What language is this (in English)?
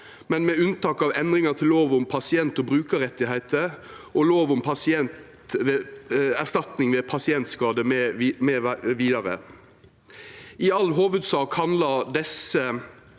Norwegian